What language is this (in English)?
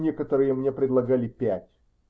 Russian